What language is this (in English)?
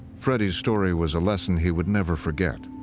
English